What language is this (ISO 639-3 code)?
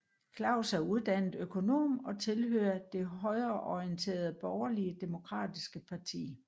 dan